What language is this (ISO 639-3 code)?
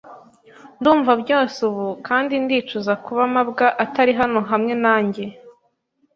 kin